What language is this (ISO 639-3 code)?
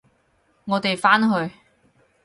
yue